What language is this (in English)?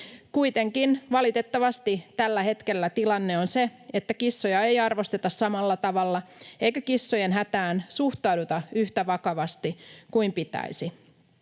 Finnish